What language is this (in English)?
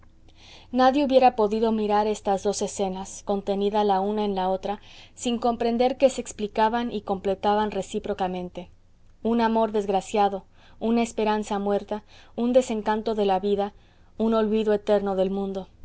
Spanish